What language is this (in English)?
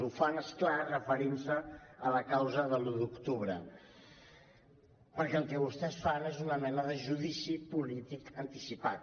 Catalan